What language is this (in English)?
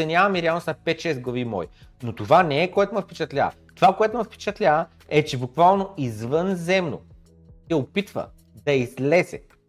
Bulgarian